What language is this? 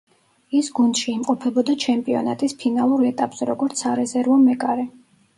Georgian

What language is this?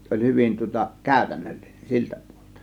Finnish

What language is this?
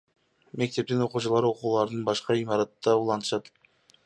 Kyrgyz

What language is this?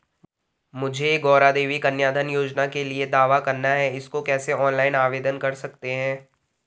Hindi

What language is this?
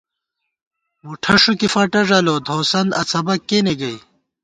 Gawar-Bati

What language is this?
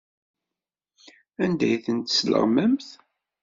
Kabyle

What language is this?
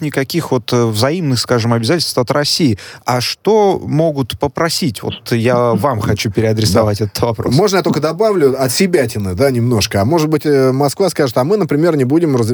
Russian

